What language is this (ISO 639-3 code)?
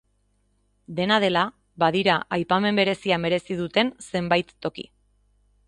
eus